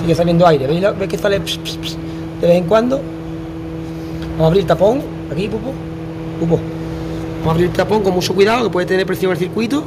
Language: Spanish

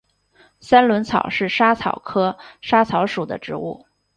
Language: Chinese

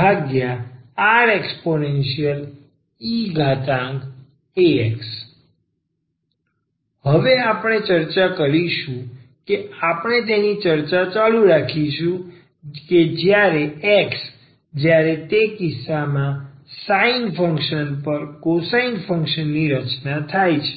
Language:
Gujarati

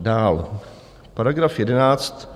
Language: Czech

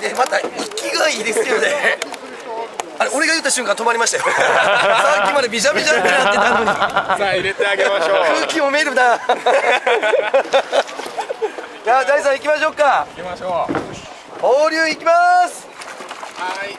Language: Japanese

